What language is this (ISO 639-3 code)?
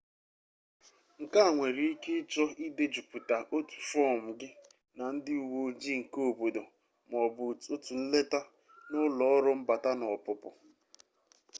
ibo